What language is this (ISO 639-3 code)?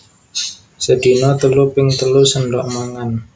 jav